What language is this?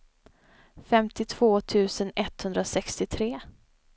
Swedish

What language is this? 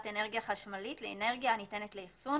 Hebrew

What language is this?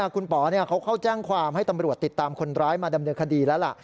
Thai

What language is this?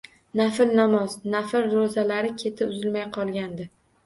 Uzbek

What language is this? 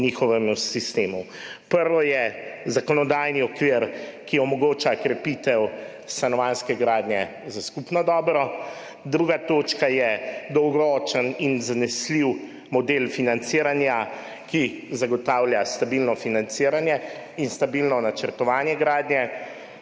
Slovenian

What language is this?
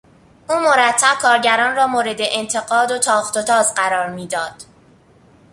Persian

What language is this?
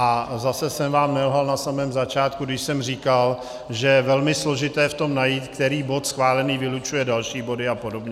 Czech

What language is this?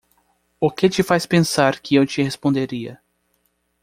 Portuguese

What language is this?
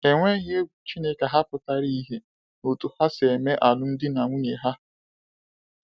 Igbo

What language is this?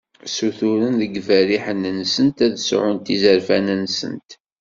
Kabyle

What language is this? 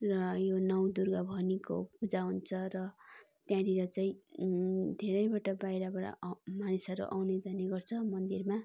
Nepali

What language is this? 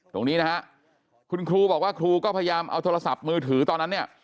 Thai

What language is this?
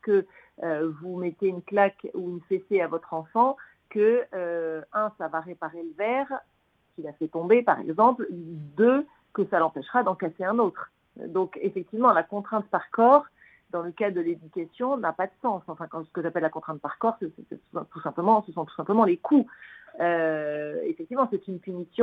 French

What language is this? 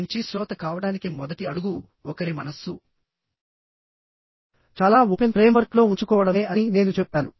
Telugu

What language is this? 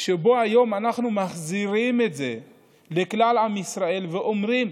Hebrew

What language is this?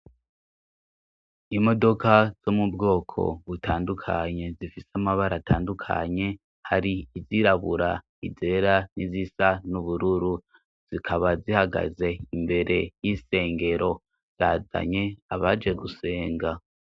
Rundi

